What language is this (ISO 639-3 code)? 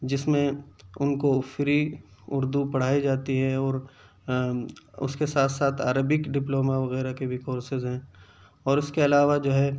urd